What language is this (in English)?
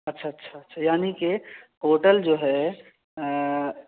Urdu